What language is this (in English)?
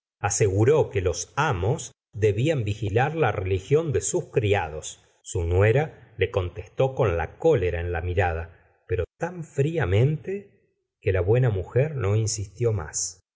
Spanish